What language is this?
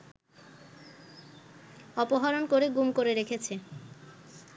Bangla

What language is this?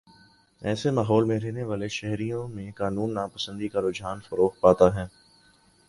Urdu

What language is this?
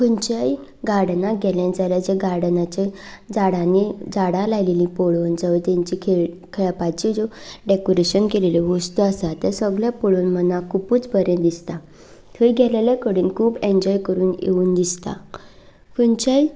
Konkani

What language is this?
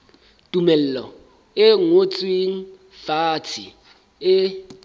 Southern Sotho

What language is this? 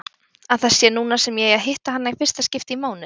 Icelandic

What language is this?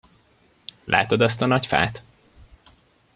Hungarian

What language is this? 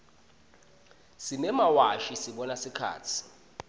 Swati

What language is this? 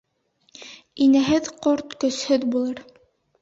Bashkir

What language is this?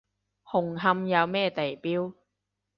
Cantonese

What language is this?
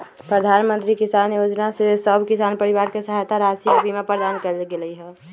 Magahi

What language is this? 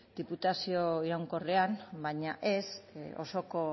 Basque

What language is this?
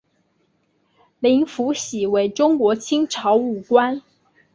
Chinese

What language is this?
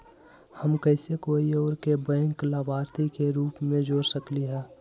Magahi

